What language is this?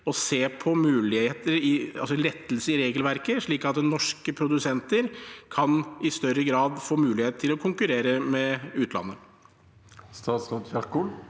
Norwegian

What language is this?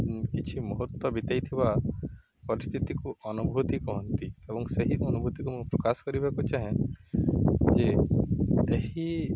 Odia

